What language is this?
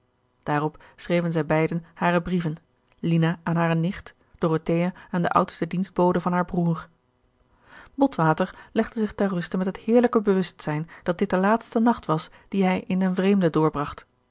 Dutch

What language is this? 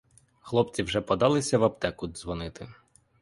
Ukrainian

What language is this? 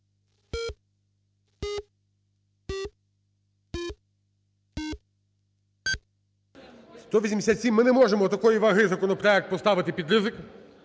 Ukrainian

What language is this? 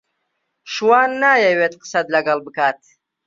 Central Kurdish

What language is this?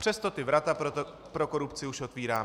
Czech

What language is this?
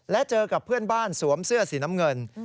Thai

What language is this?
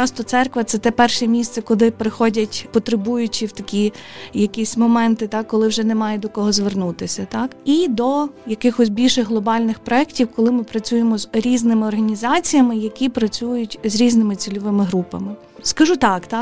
Ukrainian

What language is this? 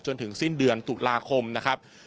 Thai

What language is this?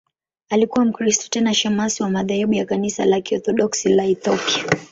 Swahili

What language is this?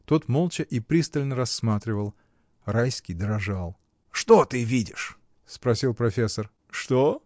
Russian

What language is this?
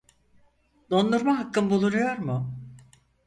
Turkish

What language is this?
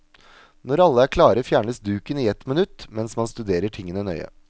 Norwegian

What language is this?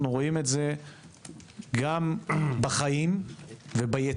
Hebrew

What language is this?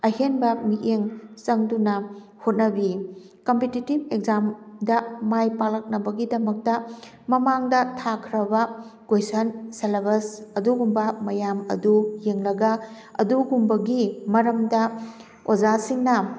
Manipuri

